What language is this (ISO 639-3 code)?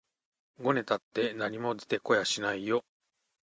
jpn